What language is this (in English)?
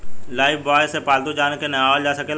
Bhojpuri